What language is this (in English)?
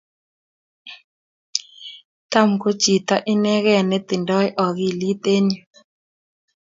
Kalenjin